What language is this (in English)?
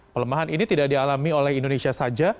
Indonesian